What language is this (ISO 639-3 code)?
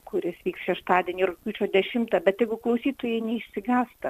lit